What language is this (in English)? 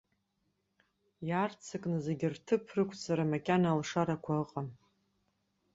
Abkhazian